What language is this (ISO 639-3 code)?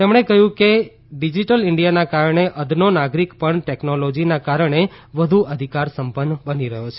guj